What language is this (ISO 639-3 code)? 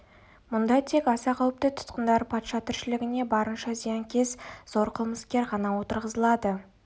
kaz